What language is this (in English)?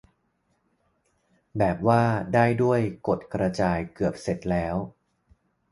Thai